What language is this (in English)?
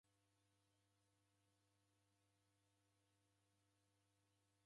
Taita